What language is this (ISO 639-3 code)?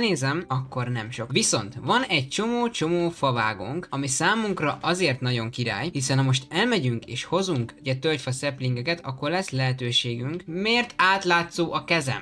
hun